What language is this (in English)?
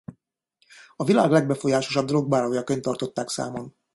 Hungarian